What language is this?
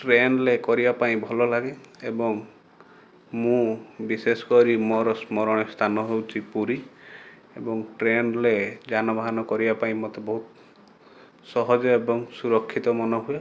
Odia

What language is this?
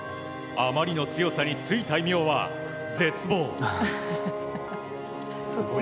Japanese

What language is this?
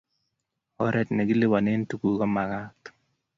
Kalenjin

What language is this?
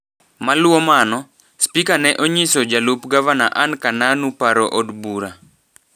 Luo (Kenya and Tanzania)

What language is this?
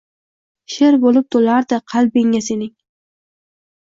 Uzbek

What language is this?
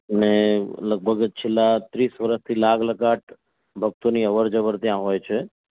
Gujarati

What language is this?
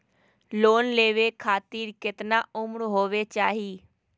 Magahi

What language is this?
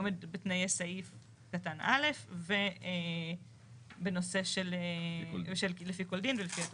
Hebrew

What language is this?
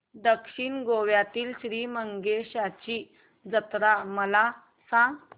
Marathi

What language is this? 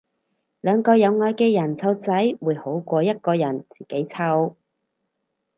Cantonese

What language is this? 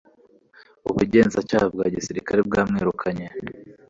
Kinyarwanda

